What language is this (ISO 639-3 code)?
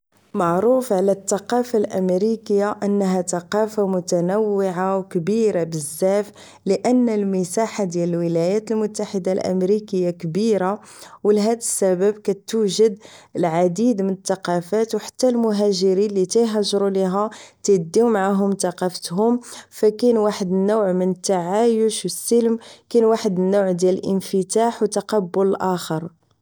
ary